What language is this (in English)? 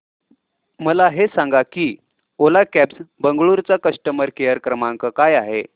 Marathi